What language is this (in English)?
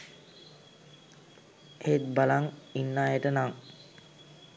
Sinhala